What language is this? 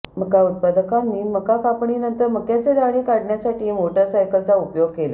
Marathi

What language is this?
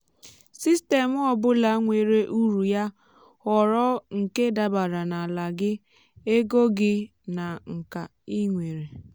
Igbo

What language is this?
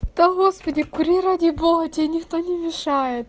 Russian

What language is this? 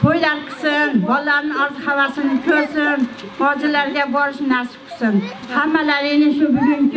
Arabic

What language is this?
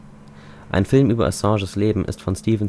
German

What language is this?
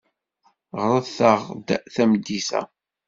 Kabyle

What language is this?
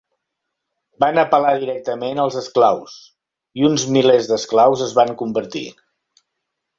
Catalan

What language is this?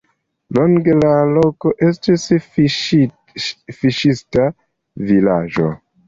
Esperanto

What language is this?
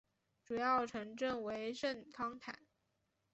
Chinese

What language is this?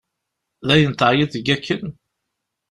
Kabyle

